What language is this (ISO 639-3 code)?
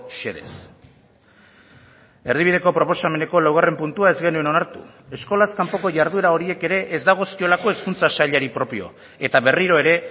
eus